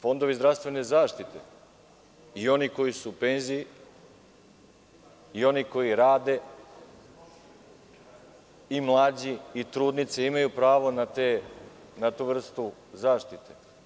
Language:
Serbian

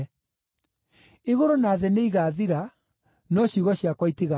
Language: Kikuyu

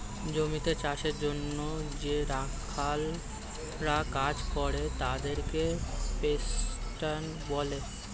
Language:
Bangla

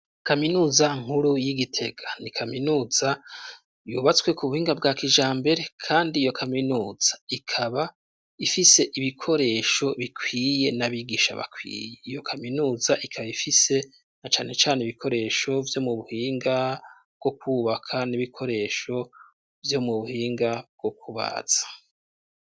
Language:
Rundi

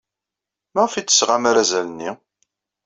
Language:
Kabyle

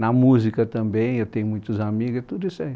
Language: Portuguese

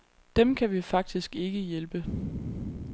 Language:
Danish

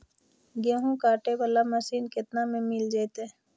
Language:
Magahi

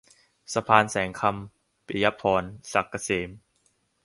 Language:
Thai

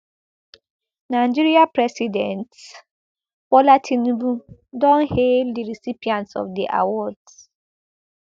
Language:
Nigerian Pidgin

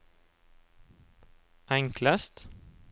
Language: Norwegian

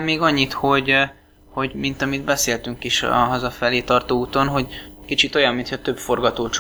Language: Hungarian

